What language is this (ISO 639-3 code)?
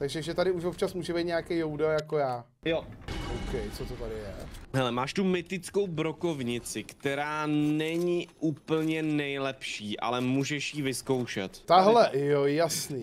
ces